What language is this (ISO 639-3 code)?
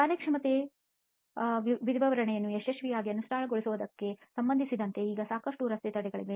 kan